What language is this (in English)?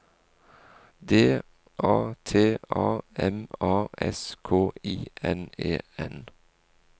Norwegian